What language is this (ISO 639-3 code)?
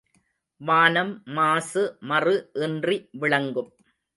tam